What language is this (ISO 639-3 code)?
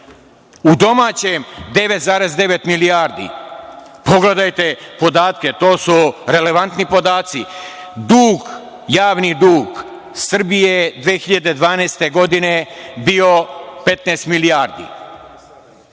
srp